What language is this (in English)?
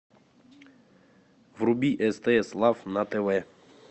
Russian